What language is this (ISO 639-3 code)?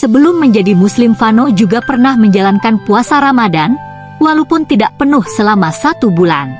ind